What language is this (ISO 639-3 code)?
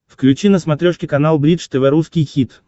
rus